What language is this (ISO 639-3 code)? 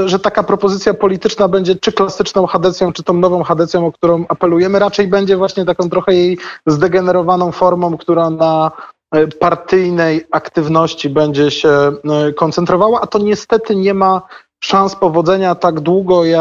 pol